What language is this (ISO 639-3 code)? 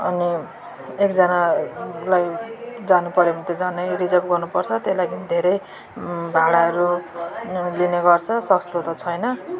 nep